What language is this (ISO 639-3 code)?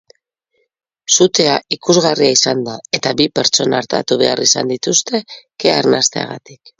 eus